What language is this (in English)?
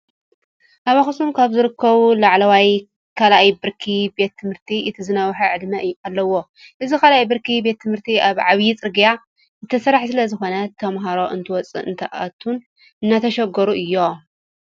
Tigrinya